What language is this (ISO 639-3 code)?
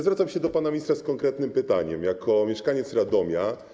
pol